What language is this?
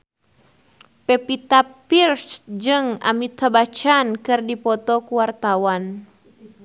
Sundanese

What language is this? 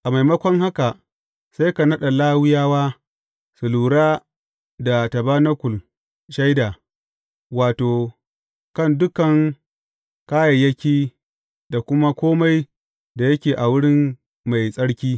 Hausa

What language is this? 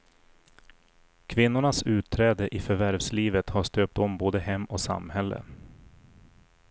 Swedish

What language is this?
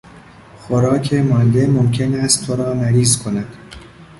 Persian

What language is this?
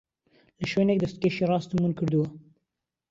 Central Kurdish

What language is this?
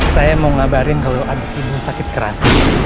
Indonesian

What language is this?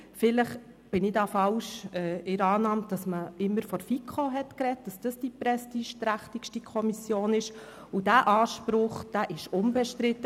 Swiss German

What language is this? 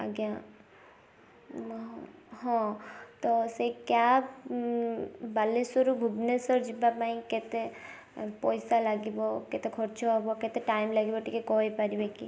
Odia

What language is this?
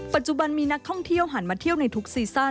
Thai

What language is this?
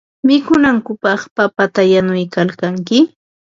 Ambo-Pasco Quechua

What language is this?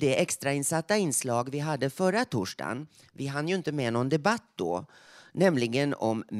Swedish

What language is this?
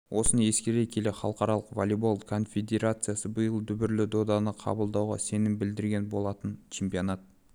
Kazakh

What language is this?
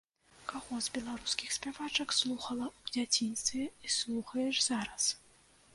Belarusian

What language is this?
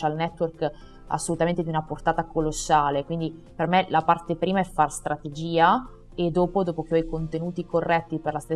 Italian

